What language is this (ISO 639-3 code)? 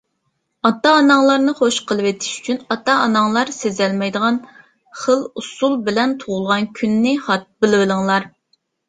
uig